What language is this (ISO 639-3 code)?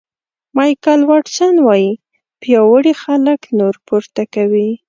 pus